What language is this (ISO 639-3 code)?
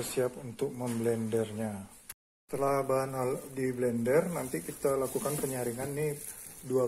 ind